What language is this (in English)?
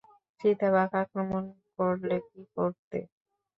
Bangla